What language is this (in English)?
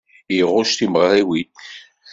Kabyle